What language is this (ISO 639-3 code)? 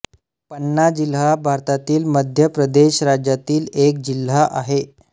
mar